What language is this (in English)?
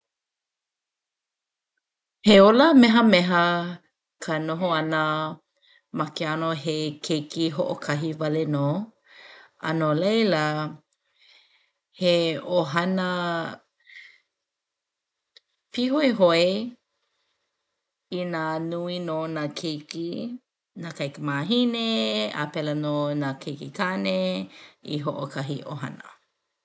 Hawaiian